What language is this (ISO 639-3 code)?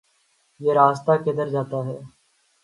urd